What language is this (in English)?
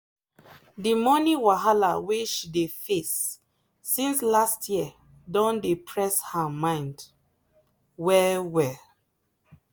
Nigerian Pidgin